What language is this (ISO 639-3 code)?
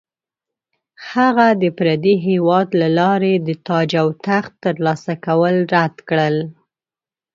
pus